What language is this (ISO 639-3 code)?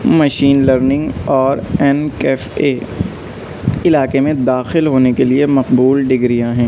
urd